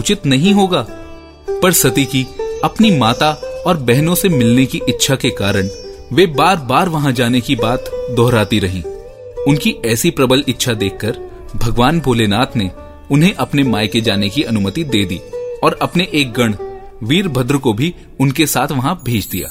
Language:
Hindi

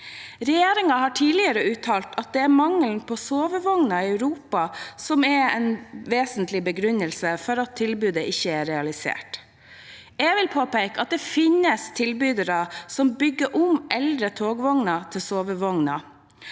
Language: Norwegian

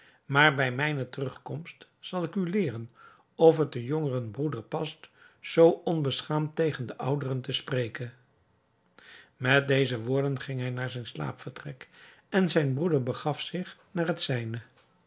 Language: Dutch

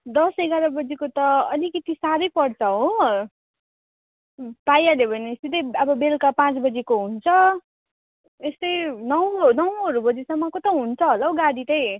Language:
Nepali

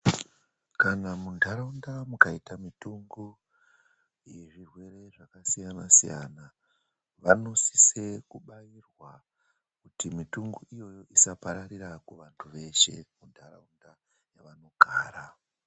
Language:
Ndau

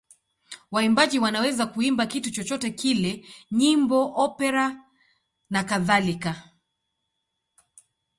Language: Swahili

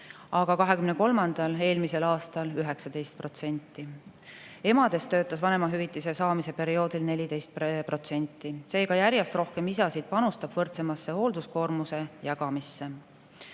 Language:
Estonian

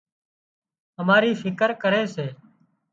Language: Wadiyara Koli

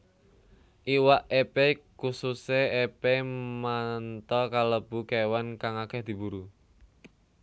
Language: Javanese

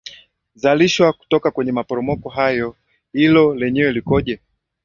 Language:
Swahili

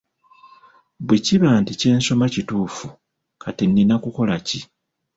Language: Ganda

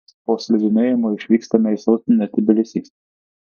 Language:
Lithuanian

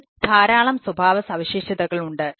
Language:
Malayalam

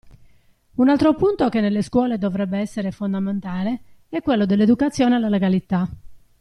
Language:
Italian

